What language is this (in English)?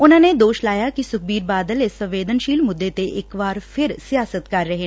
Punjabi